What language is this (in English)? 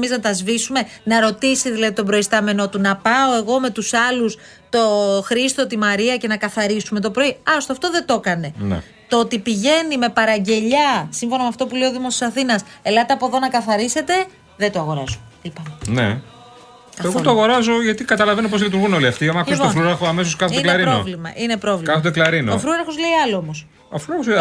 Greek